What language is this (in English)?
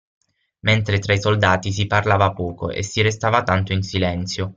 Italian